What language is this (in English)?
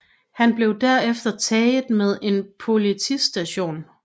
Danish